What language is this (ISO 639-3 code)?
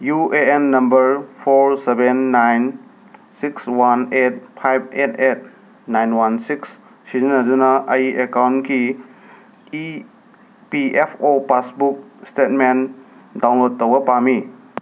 mni